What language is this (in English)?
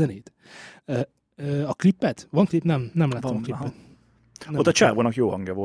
Hungarian